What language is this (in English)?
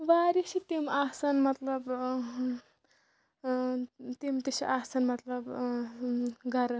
Kashmiri